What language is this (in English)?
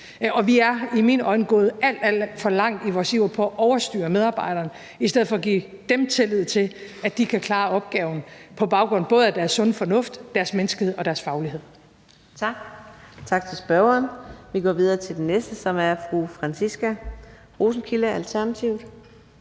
Danish